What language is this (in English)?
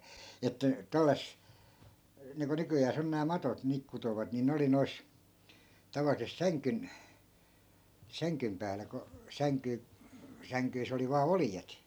Finnish